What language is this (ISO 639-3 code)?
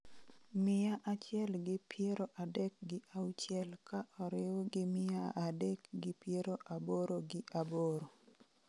luo